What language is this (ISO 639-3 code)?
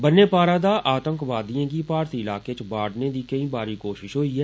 doi